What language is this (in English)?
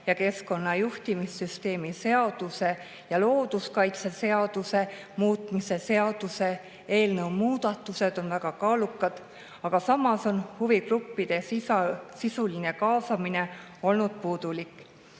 Estonian